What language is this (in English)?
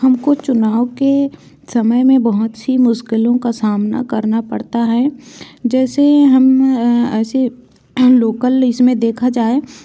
Hindi